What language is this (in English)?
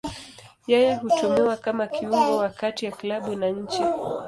Swahili